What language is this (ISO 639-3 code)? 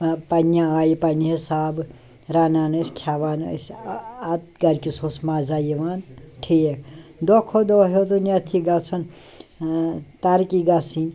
kas